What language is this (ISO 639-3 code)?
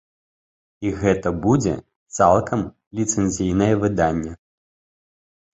bel